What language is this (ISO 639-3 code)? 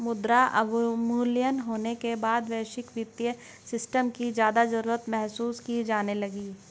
hin